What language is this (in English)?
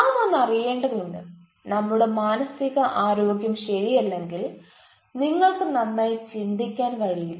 Malayalam